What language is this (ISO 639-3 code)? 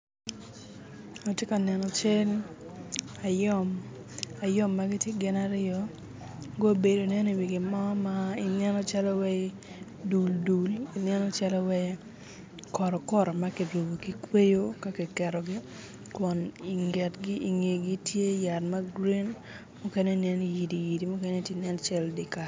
ach